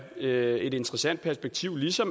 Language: Danish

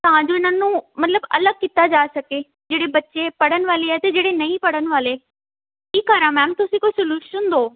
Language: Punjabi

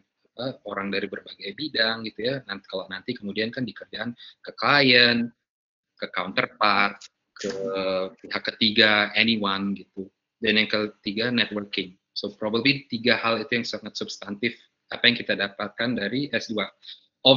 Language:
Indonesian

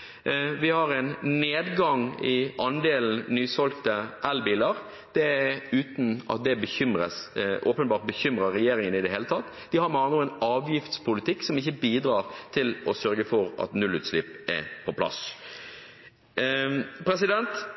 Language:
Norwegian Bokmål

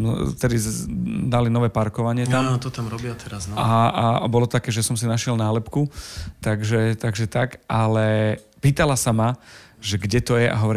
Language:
Slovak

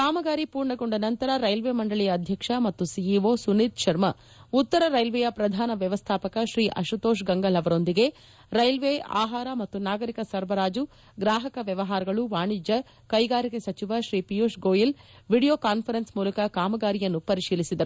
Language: Kannada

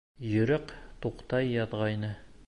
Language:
Bashkir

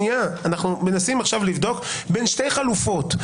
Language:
Hebrew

